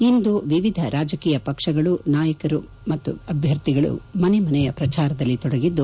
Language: Kannada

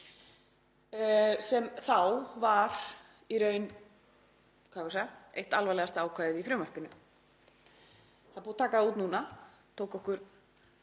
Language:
Icelandic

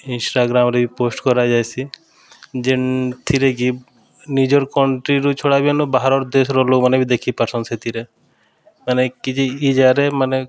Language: Odia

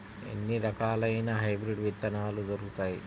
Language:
Telugu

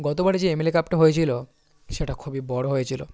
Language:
Bangla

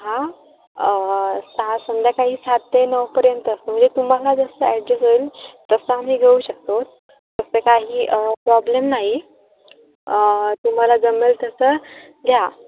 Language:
Marathi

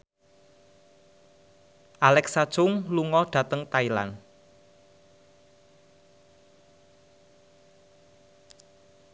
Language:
Javanese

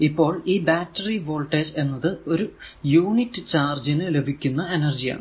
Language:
Malayalam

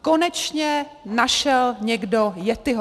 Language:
Czech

